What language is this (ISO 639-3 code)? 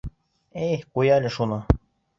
bak